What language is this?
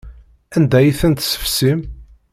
Kabyle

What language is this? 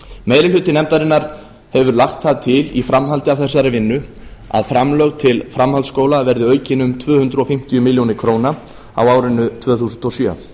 Icelandic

